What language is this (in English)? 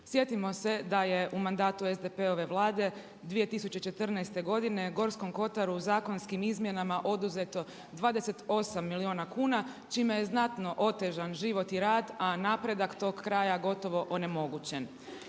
Croatian